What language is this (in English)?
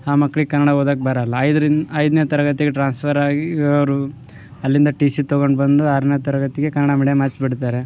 Kannada